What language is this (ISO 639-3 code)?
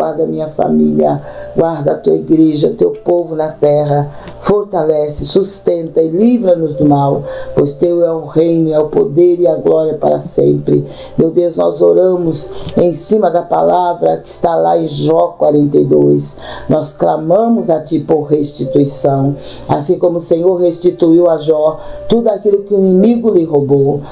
por